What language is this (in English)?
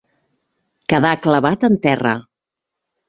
Catalan